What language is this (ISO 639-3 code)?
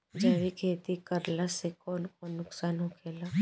bho